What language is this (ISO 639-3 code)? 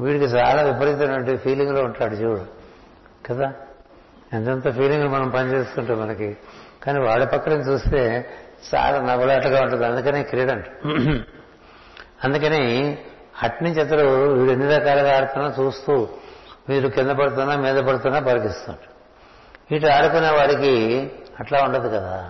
tel